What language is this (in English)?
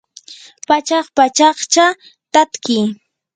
Yanahuanca Pasco Quechua